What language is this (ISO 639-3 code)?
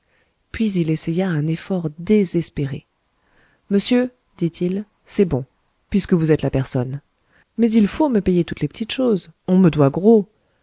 fra